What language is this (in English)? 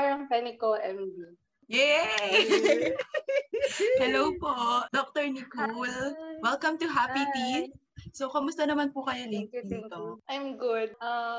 Filipino